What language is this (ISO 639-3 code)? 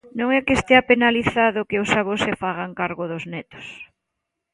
glg